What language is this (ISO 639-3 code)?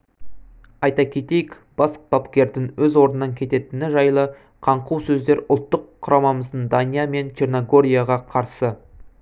kaz